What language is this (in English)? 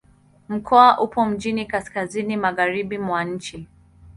Swahili